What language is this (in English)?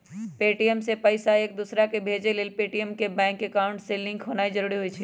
Magahi